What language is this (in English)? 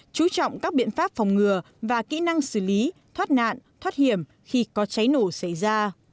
Vietnamese